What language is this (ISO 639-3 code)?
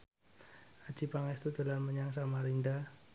jav